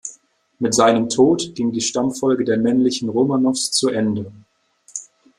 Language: German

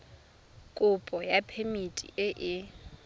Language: Tswana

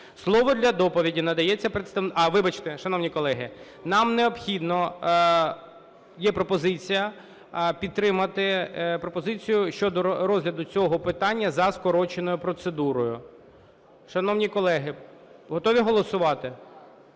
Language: Ukrainian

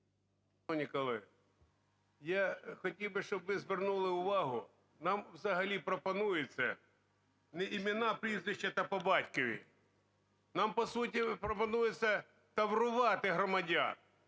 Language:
Ukrainian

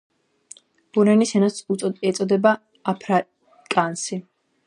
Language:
Georgian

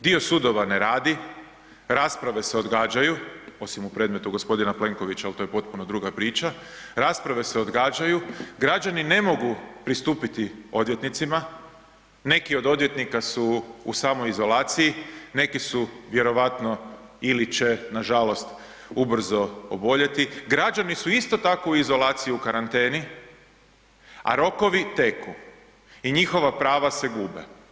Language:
Croatian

